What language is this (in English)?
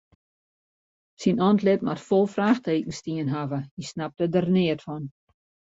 Western Frisian